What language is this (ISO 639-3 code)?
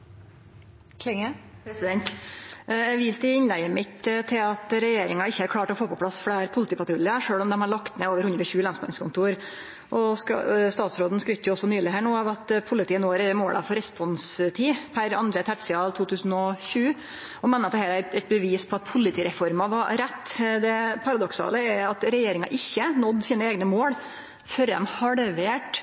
nno